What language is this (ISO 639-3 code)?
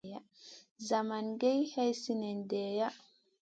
mcn